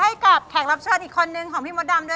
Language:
Thai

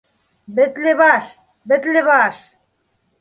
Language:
Bashkir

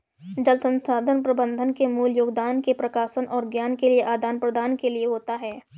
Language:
Hindi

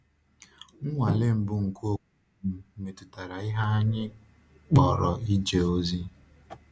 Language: Igbo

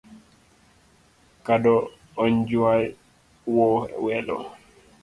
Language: Luo (Kenya and Tanzania)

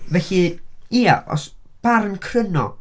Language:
Welsh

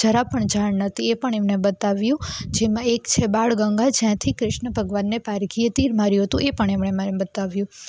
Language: Gujarati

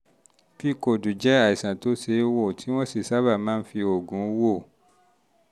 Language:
Yoruba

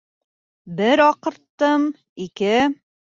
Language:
Bashkir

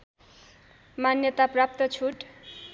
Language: Nepali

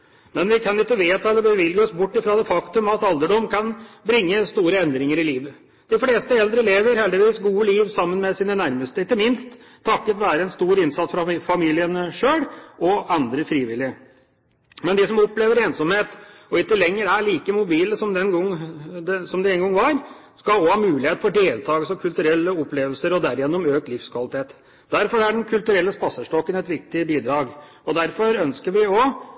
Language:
Norwegian Bokmål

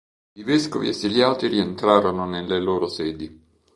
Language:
Italian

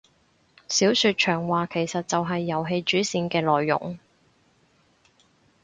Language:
Cantonese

